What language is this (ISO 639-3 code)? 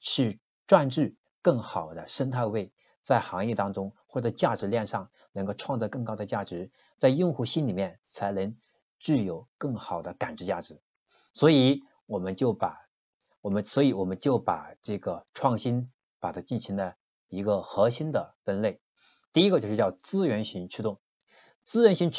zho